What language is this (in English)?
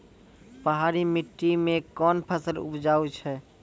Maithili